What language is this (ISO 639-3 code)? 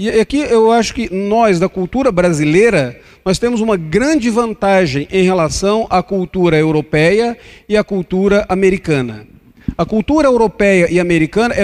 por